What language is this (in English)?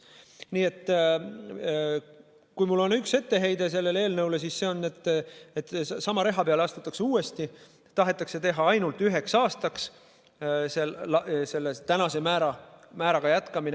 Estonian